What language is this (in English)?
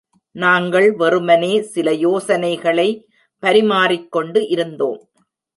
Tamil